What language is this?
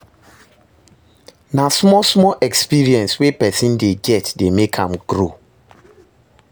Nigerian Pidgin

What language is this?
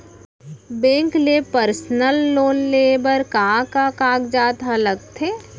Chhattisgarhi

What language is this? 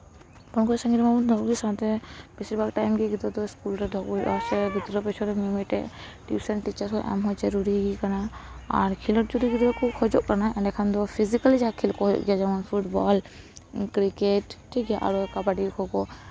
Santali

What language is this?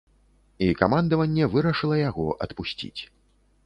Belarusian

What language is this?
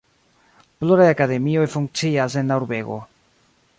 Esperanto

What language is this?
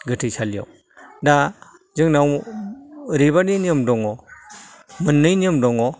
Bodo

